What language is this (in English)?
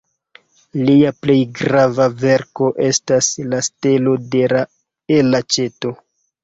Esperanto